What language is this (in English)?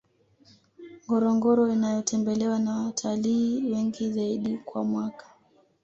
Swahili